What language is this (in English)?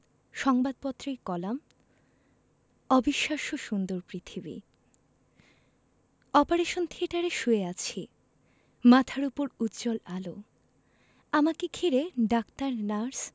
Bangla